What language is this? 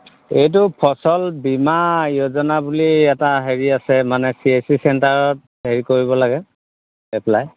Assamese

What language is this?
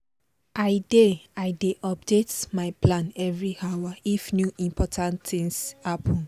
Nigerian Pidgin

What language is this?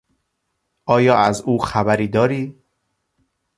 Persian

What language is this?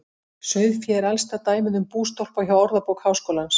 Icelandic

